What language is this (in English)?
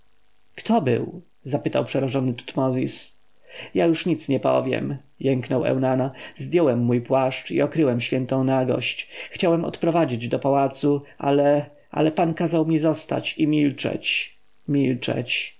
Polish